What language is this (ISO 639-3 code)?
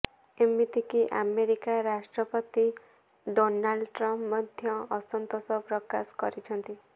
ori